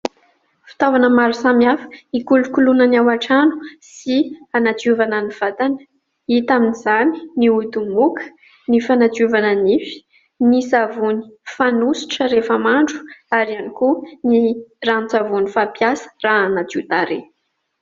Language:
Malagasy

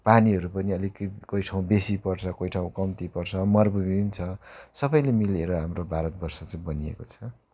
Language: Nepali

